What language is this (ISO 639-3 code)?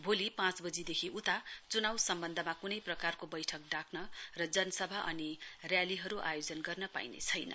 nep